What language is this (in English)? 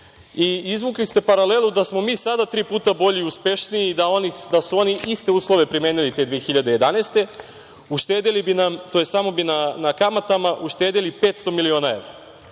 Serbian